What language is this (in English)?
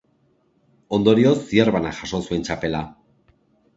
Basque